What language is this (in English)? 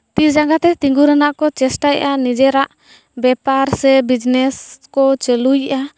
Santali